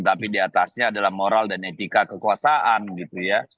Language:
Indonesian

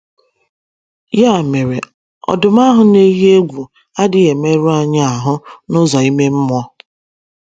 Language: Igbo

